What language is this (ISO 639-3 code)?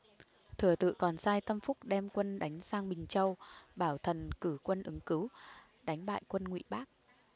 vie